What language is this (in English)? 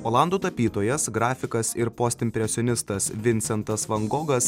Lithuanian